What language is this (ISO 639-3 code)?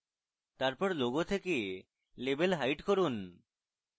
ben